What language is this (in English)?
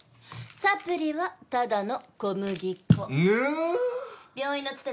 Japanese